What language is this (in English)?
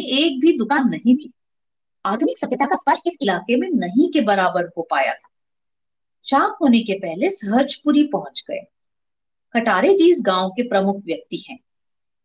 Hindi